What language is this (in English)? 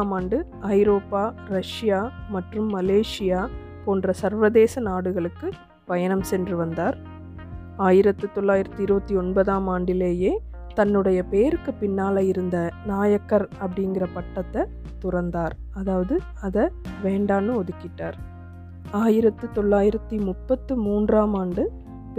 Tamil